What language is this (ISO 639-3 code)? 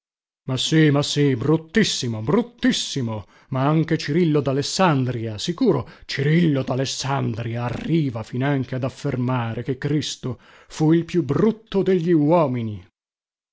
ita